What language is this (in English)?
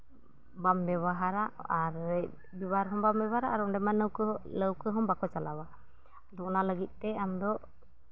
Santali